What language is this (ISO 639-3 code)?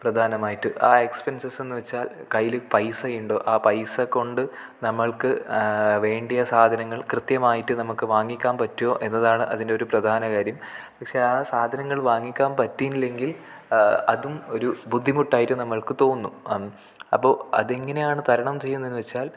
mal